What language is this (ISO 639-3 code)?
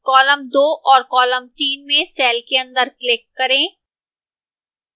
hin